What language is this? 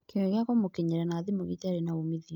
Kikuyu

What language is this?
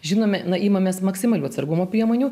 Lithuanian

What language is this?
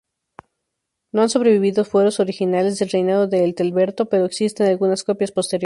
Spanish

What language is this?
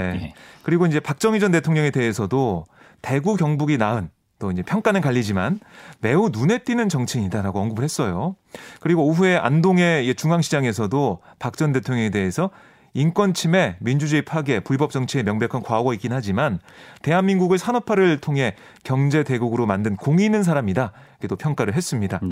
Korean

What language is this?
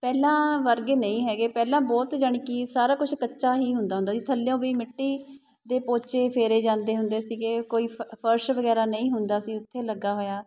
Punjabi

